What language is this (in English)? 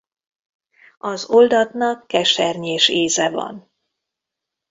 Hungarian